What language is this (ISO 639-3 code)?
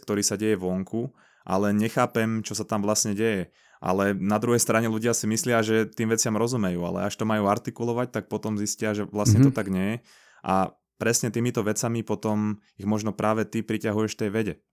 slk